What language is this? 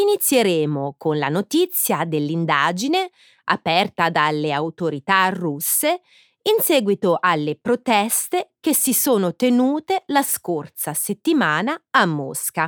Italian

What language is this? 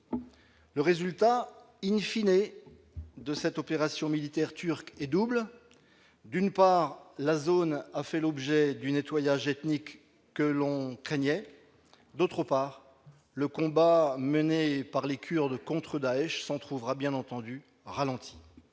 French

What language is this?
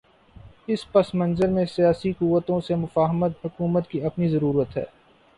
Urdu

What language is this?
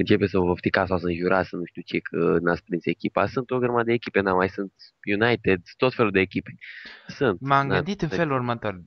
Romanian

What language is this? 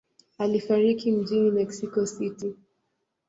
Swahili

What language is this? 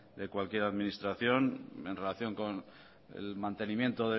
Spanish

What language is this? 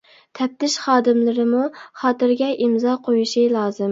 Uyghur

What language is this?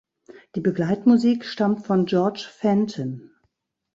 German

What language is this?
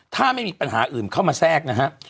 Thai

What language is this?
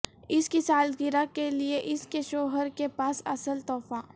Urdu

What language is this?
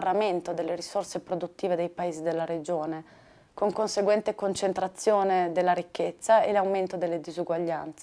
Italian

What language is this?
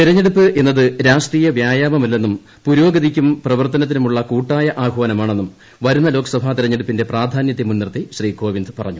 Malayalam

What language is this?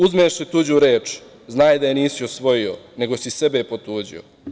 Serbian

